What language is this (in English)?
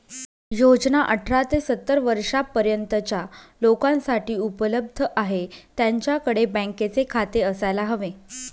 Marathi